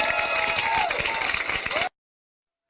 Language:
Thai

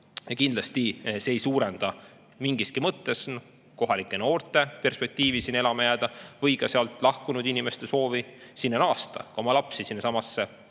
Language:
Estonian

